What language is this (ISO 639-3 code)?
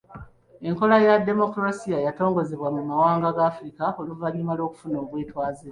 lug